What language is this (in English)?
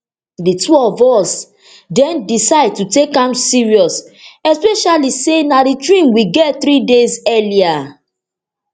Nigerian Pidgin